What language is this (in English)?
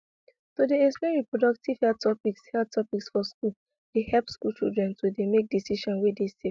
Nigerian Pidgin